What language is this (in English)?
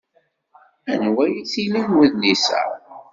Kabyle